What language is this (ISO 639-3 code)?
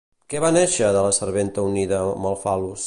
cat